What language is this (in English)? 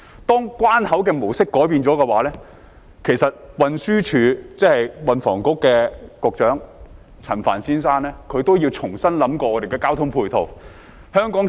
Cantonese